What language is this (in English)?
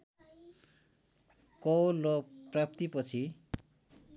Nepali